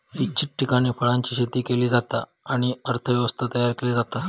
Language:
Marathi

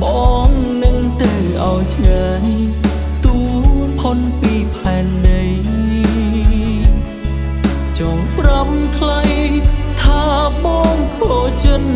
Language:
Thai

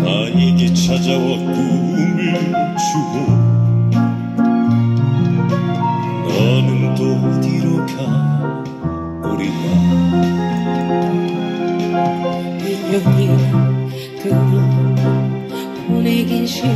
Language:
Korean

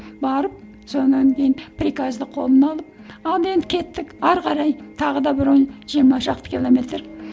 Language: Kazakh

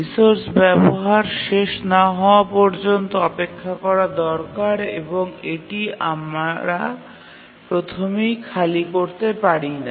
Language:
Bangla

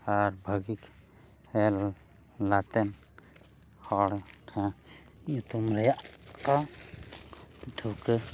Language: Santali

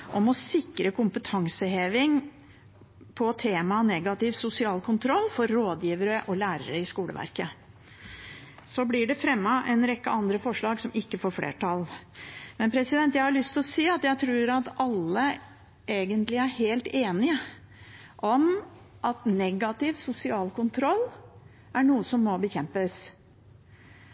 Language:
Norwegian Bokmål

